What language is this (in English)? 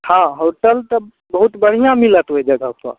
Maithili